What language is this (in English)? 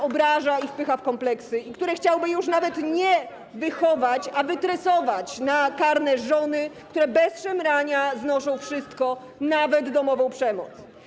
Polish